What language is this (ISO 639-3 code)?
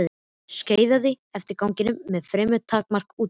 isl